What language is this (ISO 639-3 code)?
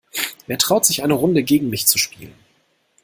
deu